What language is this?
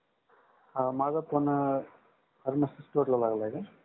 Marathi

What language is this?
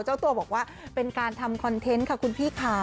Thai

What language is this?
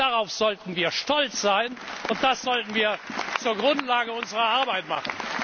German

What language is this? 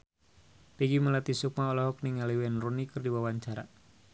Sundanese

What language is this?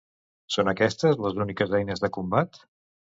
Catalan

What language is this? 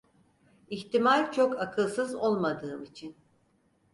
Turkish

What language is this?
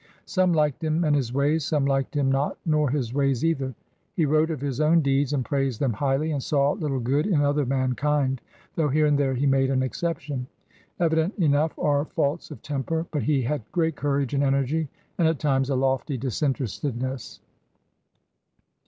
English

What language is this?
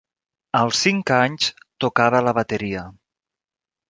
Catalan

